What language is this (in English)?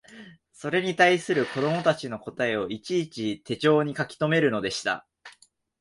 Japanese